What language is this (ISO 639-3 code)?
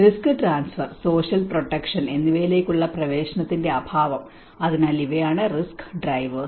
mal